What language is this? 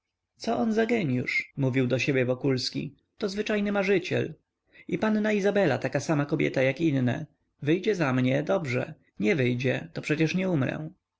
Polish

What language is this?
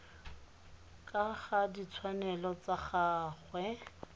Tswana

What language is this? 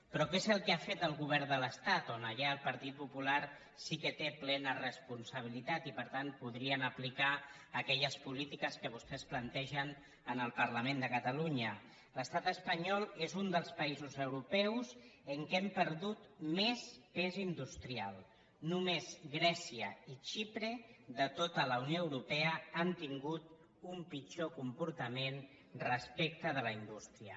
Catalan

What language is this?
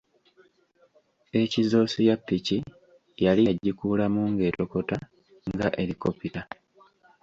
Ganda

